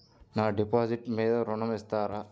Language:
Telugu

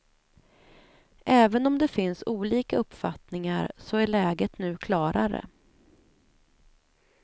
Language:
Swedish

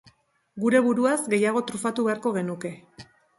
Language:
Basque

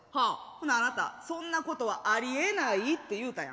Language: Japanese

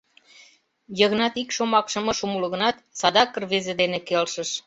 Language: Mari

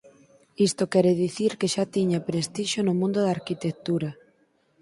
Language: Galician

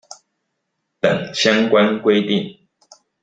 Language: Chinese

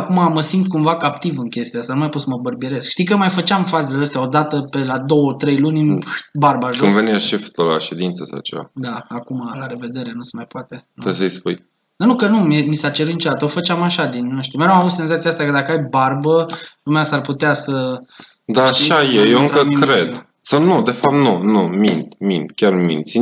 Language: Romanian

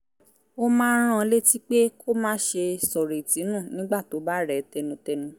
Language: Yoruba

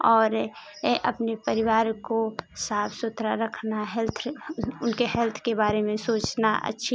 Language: Hindi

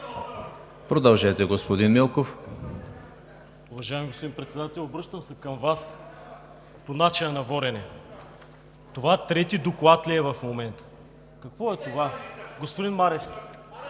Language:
Bulgarian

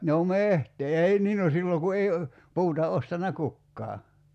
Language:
Finnish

